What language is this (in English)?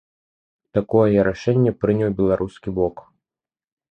Belarusian